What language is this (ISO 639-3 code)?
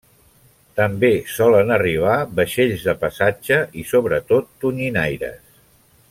cat